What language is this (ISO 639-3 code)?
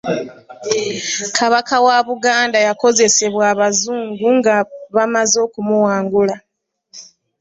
lug